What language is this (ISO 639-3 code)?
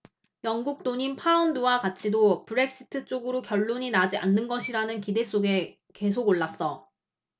kor